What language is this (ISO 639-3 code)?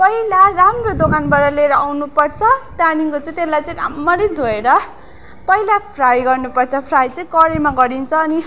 nep